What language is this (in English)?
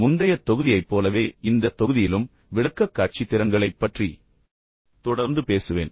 Tamil